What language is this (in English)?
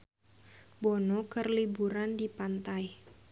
Sundanese